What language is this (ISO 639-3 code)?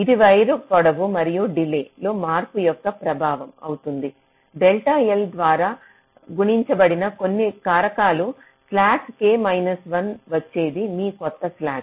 tel